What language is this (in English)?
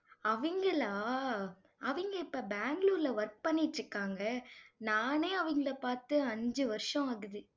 Tamil